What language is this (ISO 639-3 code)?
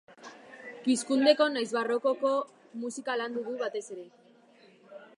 eus